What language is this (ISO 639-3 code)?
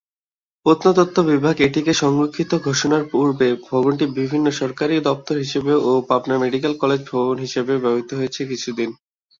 ben